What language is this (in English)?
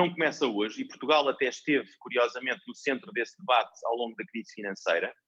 Portuguese